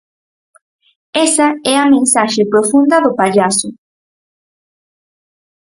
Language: Galician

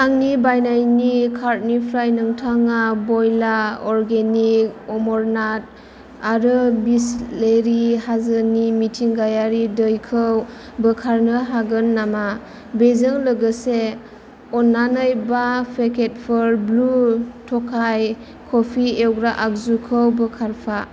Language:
Bodo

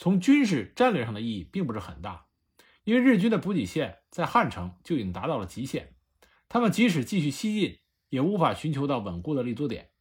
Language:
Chinese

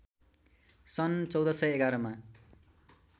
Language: Nepali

